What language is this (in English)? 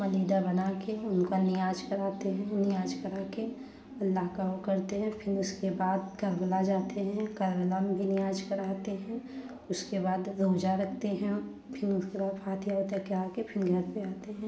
Hindi